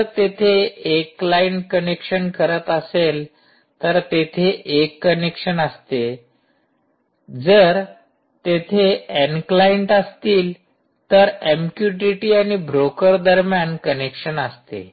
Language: Marathi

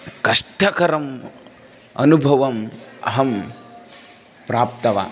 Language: Sanskrit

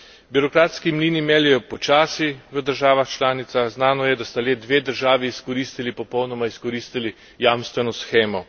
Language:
Slovenian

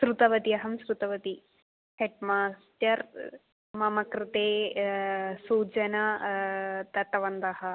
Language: Sanskrit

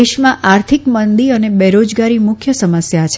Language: Gujarati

